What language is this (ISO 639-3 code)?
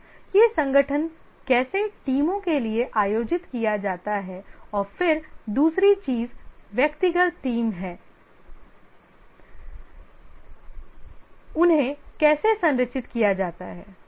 hin